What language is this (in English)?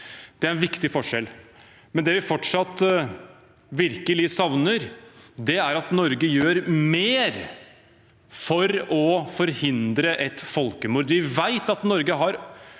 Norwegian